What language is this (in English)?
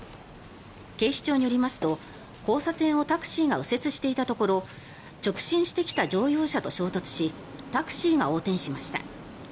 Japanese